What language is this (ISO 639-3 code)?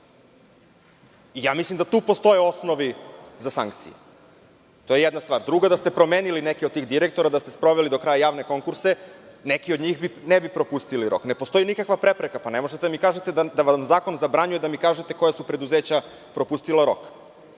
srp